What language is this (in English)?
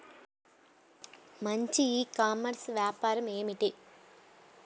Telugu